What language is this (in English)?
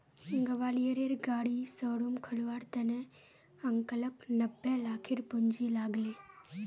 Magahi